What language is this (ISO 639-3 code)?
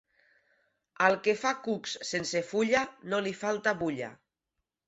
cat